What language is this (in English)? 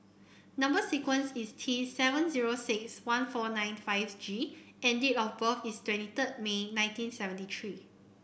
English